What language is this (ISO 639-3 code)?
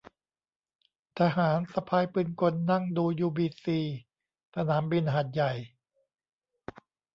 tha